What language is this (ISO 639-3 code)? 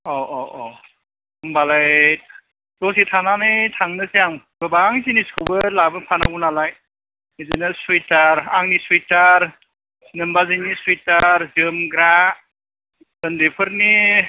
brx